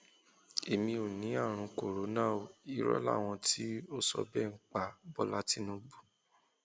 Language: Yoruba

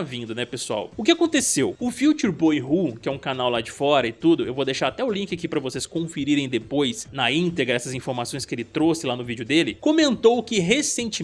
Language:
Portuguese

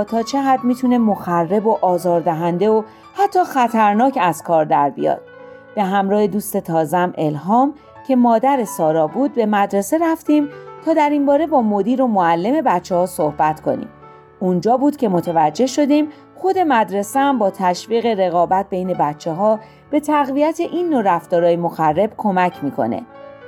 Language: Persian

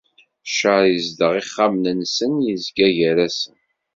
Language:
Kabyle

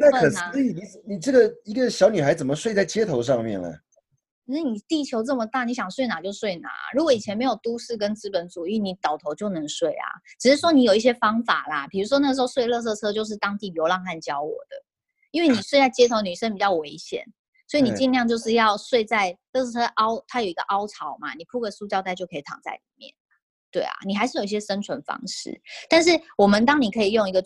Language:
Chinese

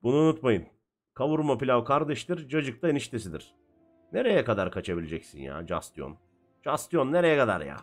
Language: Turkish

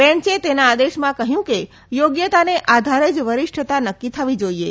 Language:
Gujarati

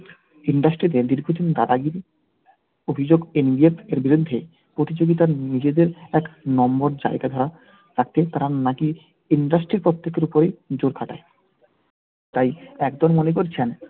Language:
Bangla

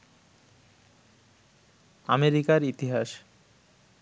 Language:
Bangla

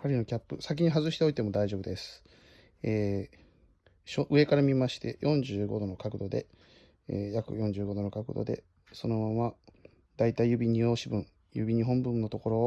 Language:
Japanese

